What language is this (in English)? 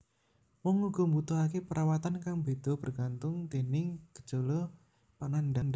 Javanese